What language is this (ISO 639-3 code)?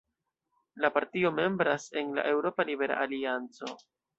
epo